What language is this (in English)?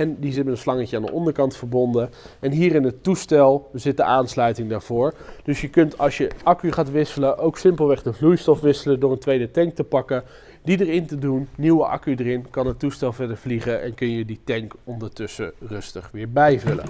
Dutch